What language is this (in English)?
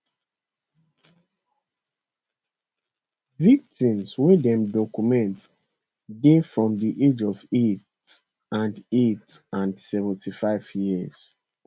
Nigerian Pidgin